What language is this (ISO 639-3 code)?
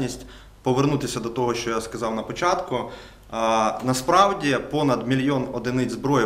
ukr